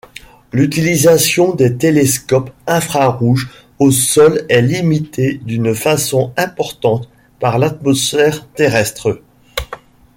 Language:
French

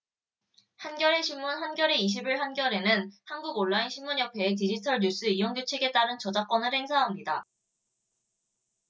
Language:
Korean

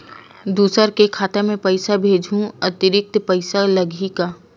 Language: Chhattisgarhi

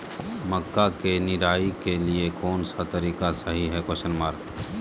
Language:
Magahi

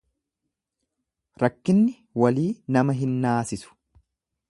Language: Oromo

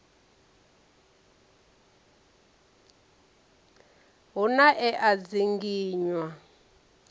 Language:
Venda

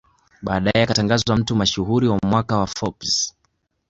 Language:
Swahili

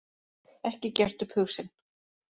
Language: Icelandic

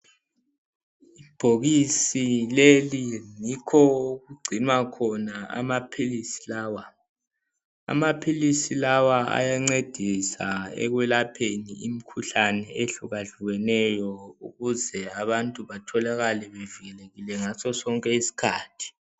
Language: North Ndebele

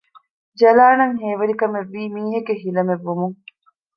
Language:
Divehi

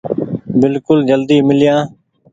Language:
Goaria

